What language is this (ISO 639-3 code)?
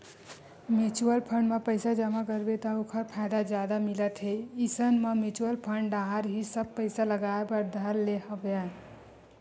hne